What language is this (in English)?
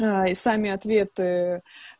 Russian